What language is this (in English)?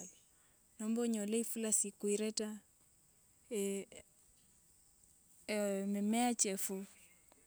Wanga